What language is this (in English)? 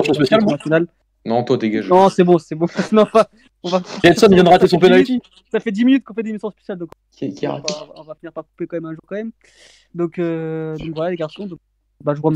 French